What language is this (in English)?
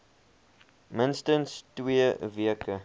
Afrikaans